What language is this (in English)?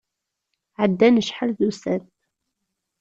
Kabyle